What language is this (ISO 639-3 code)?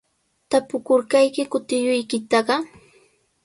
qws